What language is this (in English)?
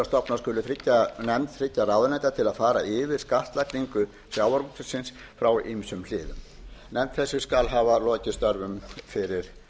Icelandic